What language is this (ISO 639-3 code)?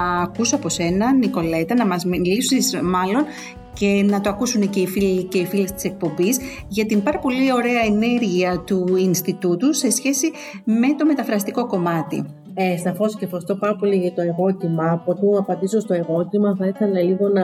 ell